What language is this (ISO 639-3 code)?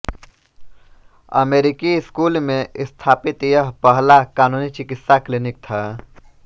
hin